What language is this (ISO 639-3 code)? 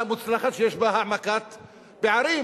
heb